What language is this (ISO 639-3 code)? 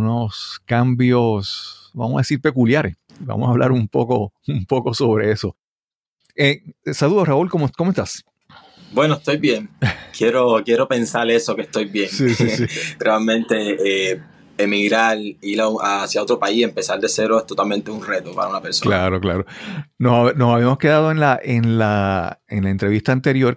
spa